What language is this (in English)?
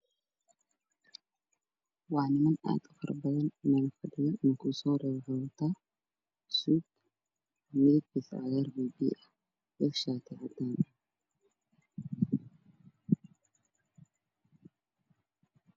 Somali